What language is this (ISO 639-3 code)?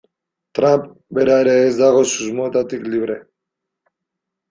eus